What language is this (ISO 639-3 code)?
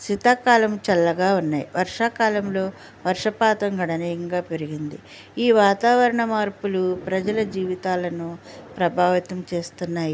tel